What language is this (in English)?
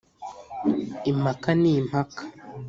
Kinyarwanda